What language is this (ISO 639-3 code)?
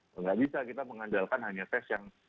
ind